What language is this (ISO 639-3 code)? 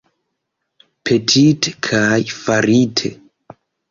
epo